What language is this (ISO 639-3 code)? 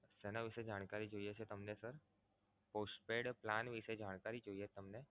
guj